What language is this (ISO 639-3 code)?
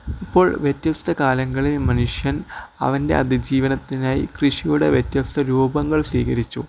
mal